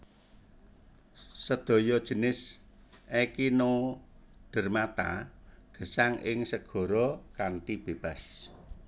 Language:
Javanese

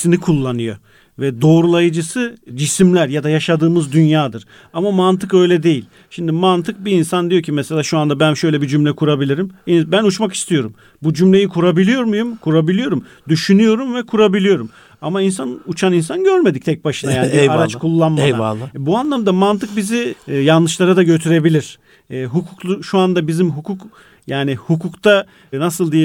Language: Turkish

